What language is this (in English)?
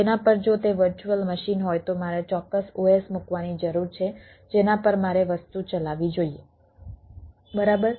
Gujarati